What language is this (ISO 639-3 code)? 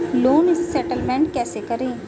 hin